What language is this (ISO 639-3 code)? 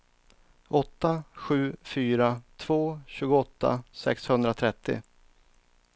swe